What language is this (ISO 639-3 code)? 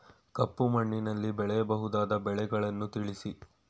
kan